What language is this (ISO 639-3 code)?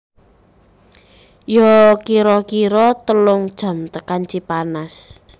jav